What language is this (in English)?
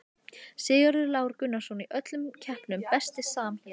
Icelandic